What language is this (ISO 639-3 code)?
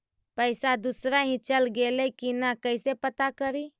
mag